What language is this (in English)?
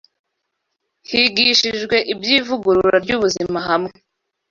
Kinyarwanda